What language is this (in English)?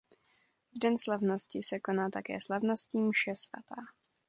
Czech